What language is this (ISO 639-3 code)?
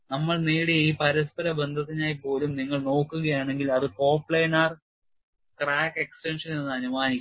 mal